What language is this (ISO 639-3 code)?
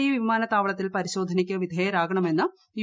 mal